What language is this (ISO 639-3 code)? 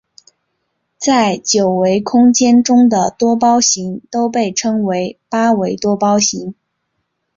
zho